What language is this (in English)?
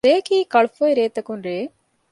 Divehi